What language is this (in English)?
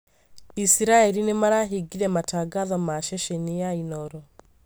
Kikuyu